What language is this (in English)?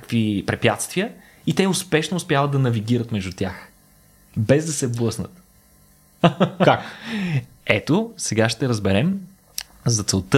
Bulgarian